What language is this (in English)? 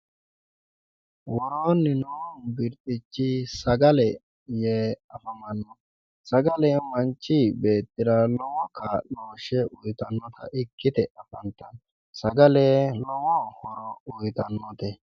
Sidamo